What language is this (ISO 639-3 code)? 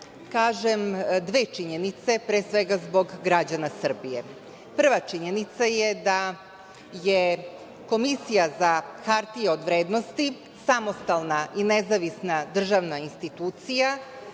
srp